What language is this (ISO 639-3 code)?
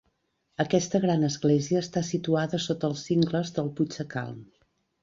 cat